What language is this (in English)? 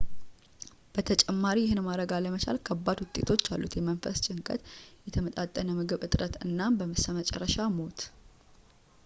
Amharic